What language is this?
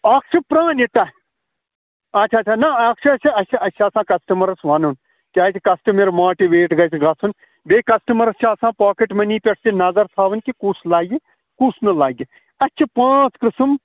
Kashmiri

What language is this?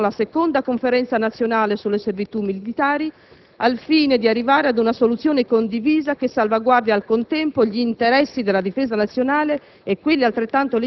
Italian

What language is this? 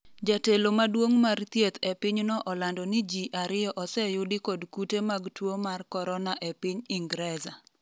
Luo (Kenya and Tanzania)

